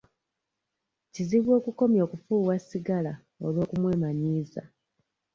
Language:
Ganda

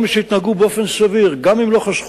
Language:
Hebrew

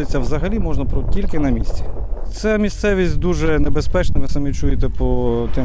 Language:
Ukrainian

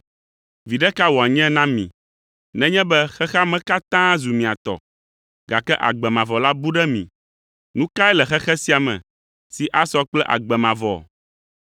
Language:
Ewe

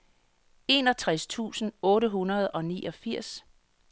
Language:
Danish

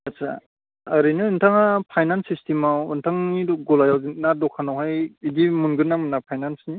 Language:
Bodo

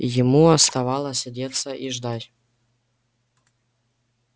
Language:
Russian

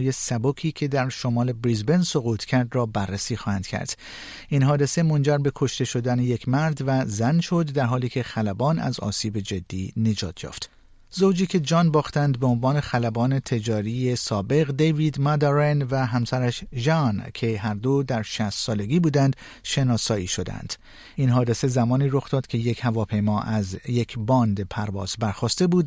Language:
Persian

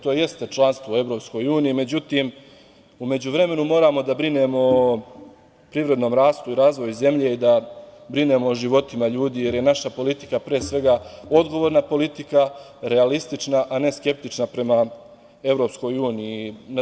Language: Serbian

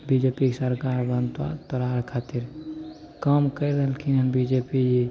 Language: Maithili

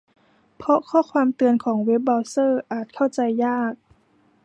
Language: Thai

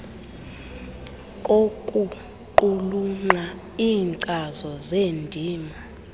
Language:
Xhosa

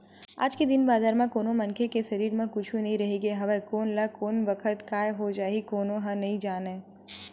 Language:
Chhattisgarhi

